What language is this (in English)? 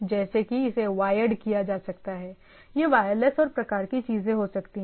Hindi